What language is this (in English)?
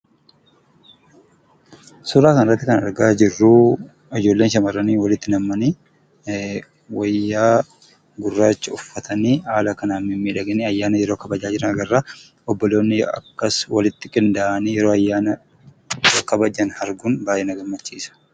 Oromo